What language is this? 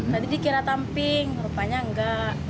Indonesian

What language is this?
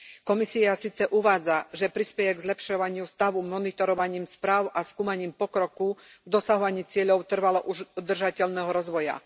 Slovak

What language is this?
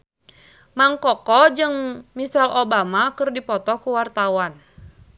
Sundanese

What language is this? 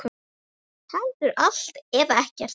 Icelandic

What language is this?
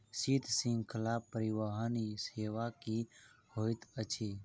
Maithili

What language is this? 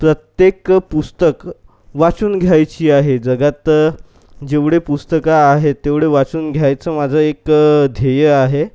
Marathi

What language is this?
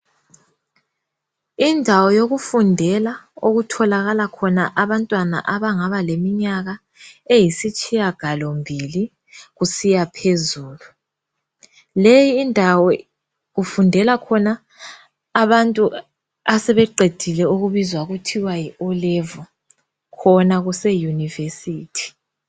North Ndebele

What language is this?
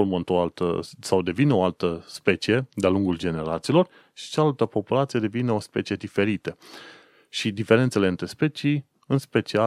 Romanian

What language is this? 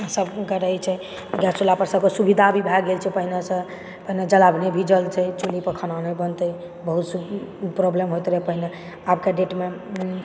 Maithili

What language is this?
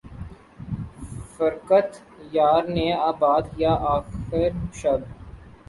Urdu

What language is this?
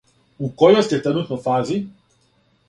Serbian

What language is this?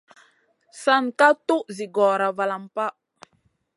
Masana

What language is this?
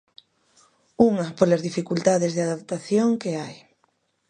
Galician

